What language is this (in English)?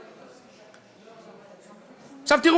Hebrew